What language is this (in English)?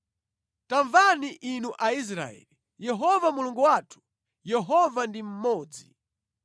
Nyanja